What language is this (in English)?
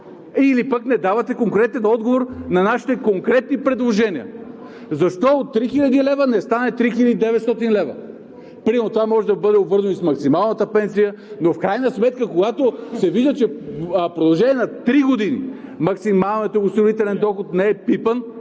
Bulgarian